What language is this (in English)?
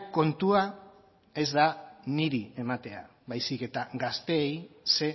Basque